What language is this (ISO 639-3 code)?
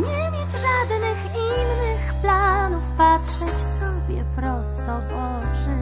pol